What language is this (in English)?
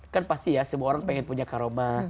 Indonesian